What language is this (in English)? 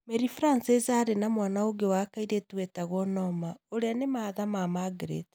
Kikuyu